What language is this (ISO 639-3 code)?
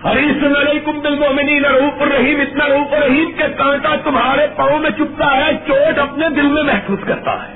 urd